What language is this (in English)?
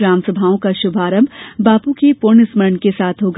Hindi